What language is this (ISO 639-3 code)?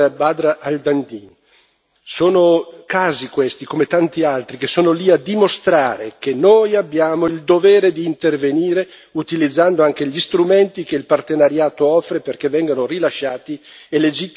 ita